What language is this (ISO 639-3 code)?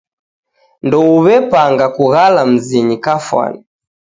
dav